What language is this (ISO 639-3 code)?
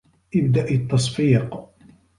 ara